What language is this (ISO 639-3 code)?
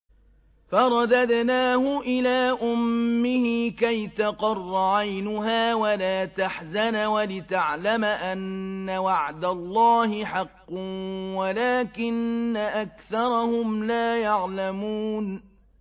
ara